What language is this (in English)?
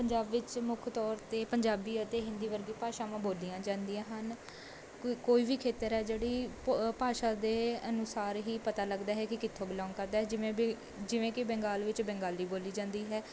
Punjabi